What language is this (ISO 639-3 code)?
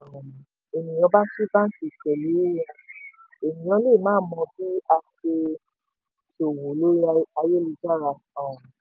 yor